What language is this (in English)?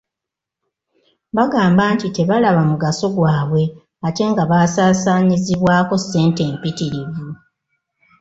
Ganda